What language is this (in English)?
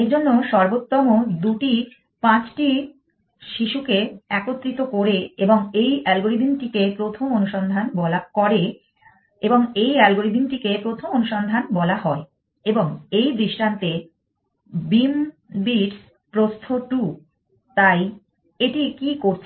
Bangla